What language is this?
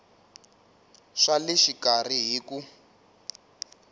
Tsonga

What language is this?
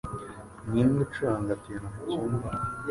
Kinyarwanda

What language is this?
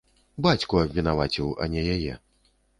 Belarusian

